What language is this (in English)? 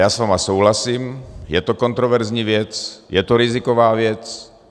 Czech